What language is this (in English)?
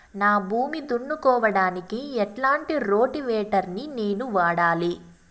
Telugu